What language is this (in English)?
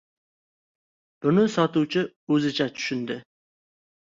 Uzbek